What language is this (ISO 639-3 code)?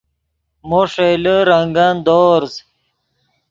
ydg